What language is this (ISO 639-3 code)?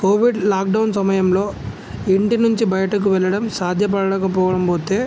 tel